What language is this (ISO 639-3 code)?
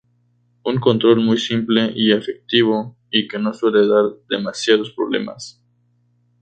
spa